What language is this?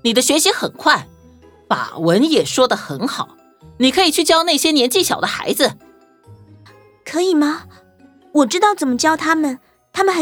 Chinese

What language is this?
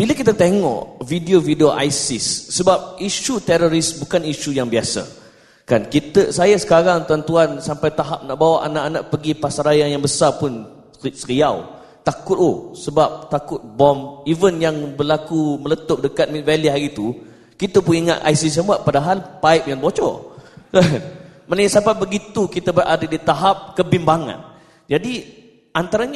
Malay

